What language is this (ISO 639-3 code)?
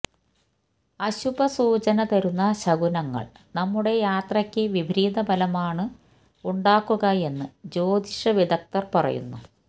mal